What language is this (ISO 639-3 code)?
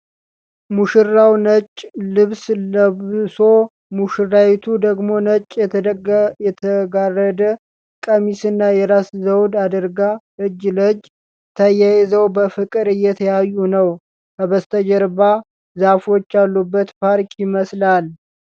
amh